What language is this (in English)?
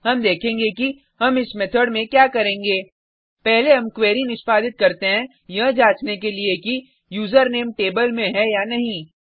Hindi